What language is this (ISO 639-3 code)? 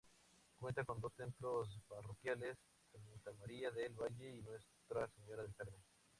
spa